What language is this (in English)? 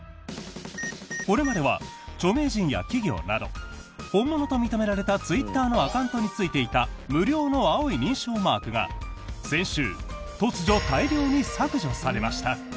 Japanese